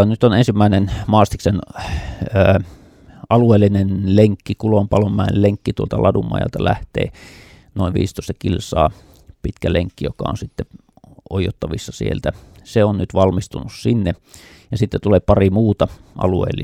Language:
Finnish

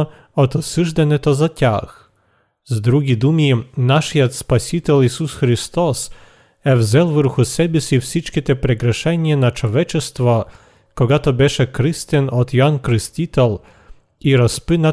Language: Bulgarian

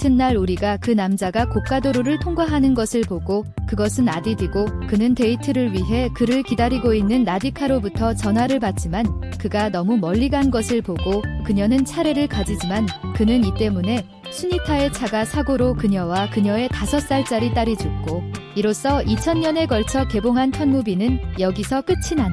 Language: Korean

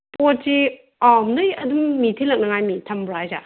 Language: Manipuri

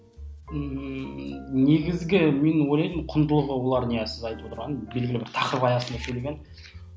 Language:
Kazakh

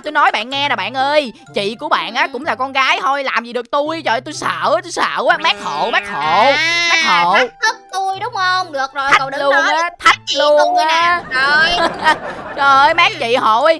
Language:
Vietnamese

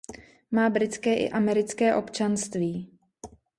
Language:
Czech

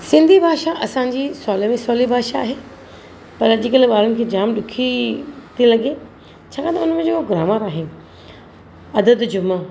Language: Sindhi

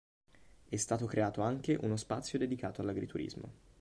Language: Italian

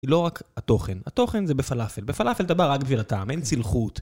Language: Hebrew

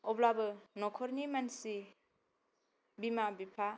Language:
Bodo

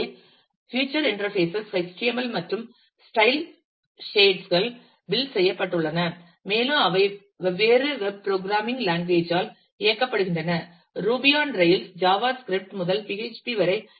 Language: Tamil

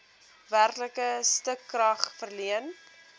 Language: Afrikaans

